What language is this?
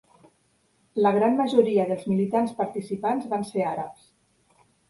Catalan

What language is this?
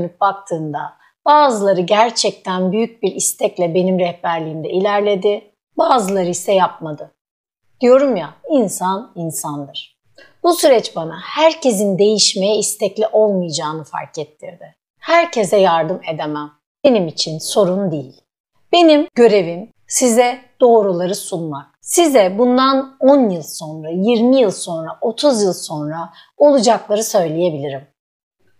Turkish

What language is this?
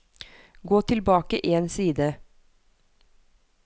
Norwegian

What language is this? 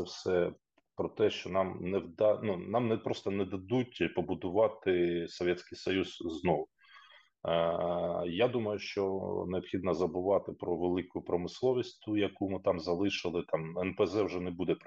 Ukrainian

